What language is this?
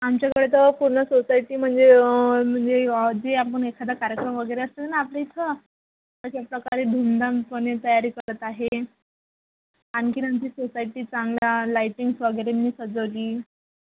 Marathi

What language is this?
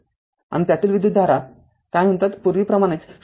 Marathi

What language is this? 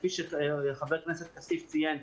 Hebrew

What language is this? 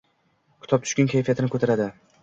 Uzbek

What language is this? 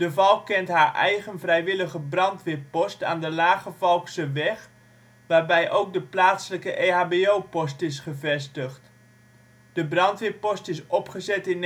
Dutch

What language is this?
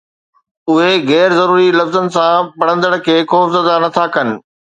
Sindhi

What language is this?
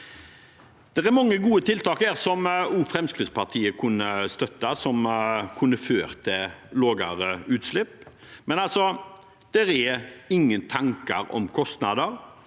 Norwegian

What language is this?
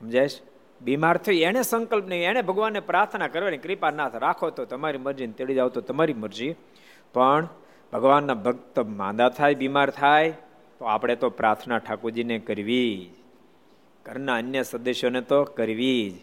Gujarati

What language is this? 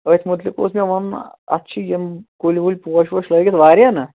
Kashmiri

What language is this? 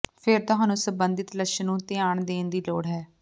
Punjabi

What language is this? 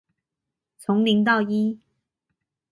Chinese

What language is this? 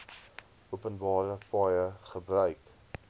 Afrikaans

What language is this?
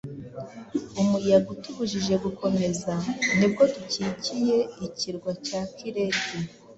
Kinyarwanda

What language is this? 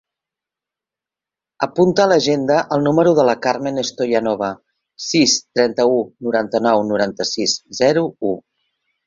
Catalan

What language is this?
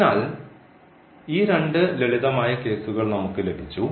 Malayalam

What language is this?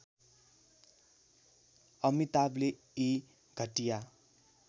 Nepali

